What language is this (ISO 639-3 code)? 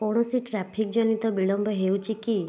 ori